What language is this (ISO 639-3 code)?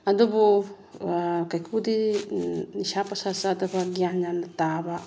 mni